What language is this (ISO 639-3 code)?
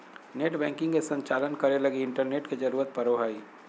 mag